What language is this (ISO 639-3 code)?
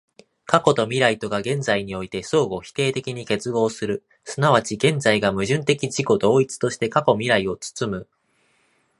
jpn